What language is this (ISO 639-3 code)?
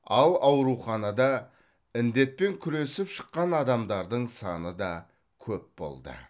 kaz